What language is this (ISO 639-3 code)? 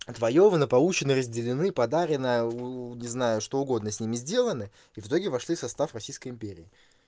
rus